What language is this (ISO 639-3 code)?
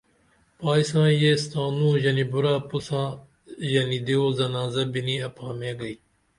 dml